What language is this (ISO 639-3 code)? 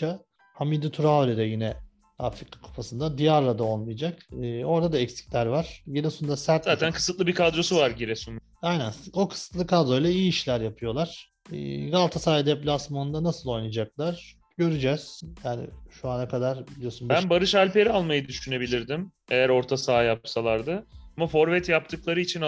tur